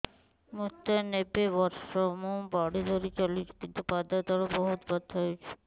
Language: Odia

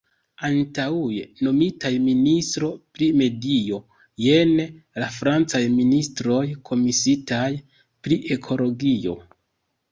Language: Esperanto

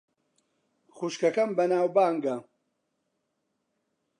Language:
Central Kurdish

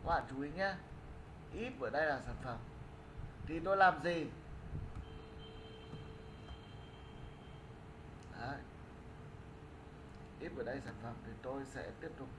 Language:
Vietnamese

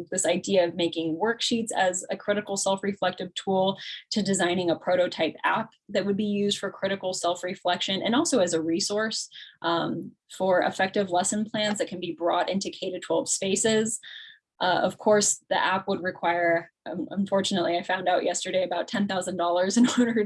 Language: English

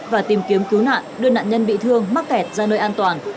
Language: Vietnamese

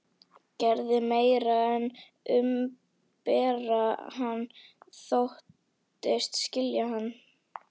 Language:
Icelandic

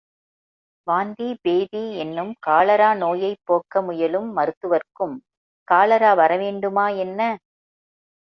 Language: Tamil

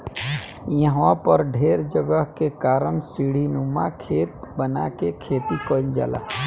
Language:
Bhojpuri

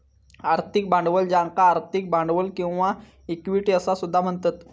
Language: Marathi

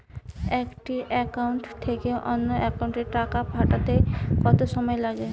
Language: Bangla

